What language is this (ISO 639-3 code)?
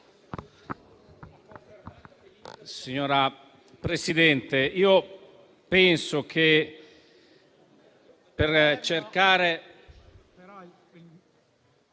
ita